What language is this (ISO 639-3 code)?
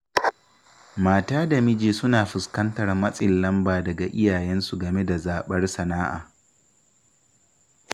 hau